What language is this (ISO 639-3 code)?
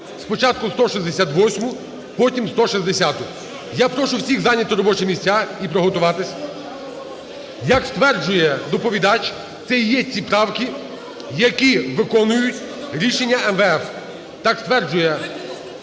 ukr